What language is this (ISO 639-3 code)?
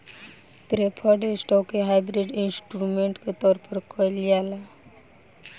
bho